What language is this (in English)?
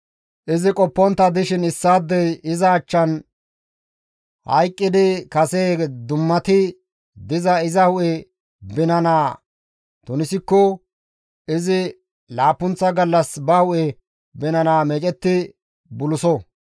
Gamo